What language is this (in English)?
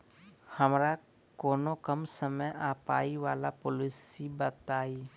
Maithili